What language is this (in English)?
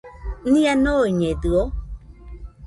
Nüpode Huitoto